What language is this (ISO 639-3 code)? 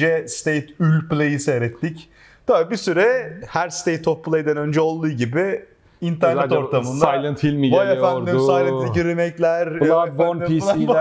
tur